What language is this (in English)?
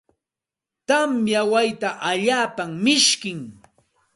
Santa Ana de Tusi Pasco Quechua